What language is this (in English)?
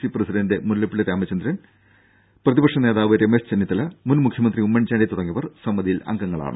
Malayalam